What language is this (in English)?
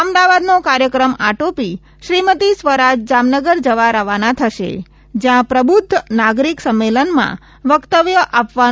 Gujarati